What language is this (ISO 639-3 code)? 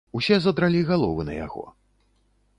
bel